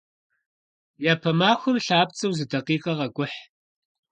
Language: Kabardian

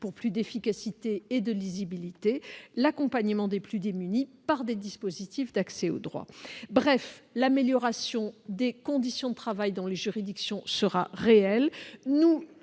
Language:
French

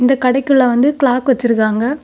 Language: Tamil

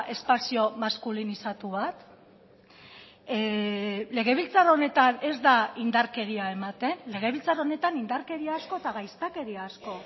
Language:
Basque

